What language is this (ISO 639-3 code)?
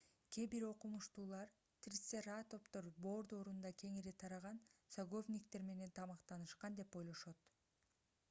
kir